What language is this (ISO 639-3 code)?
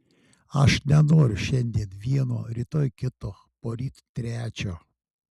lit